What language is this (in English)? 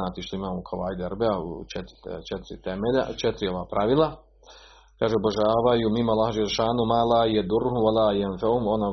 Croatian